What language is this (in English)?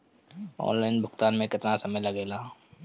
Bhojpuri